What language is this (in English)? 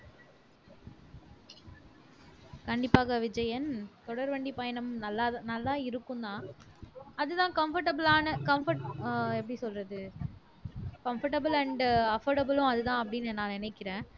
Tamil